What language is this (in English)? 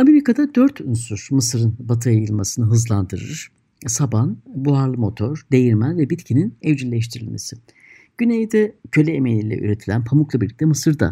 Turkish